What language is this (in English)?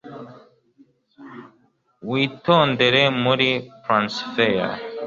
Kinyarwanda